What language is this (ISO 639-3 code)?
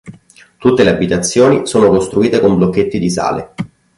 ita